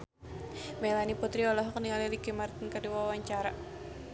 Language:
Sundanese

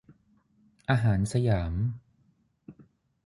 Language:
Thai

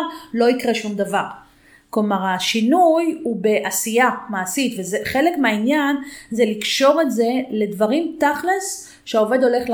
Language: Hebrew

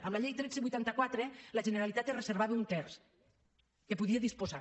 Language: Catalan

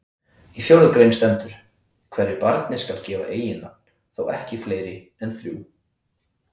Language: Icelandic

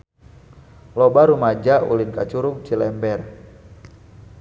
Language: Sundanese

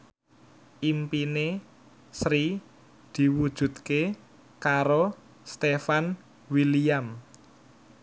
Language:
Javanese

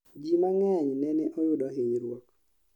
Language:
Luo (Kenya and Tanzania)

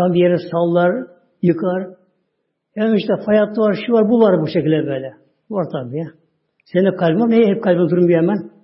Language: Turkish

